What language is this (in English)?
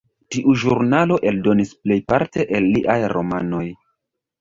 Esperanto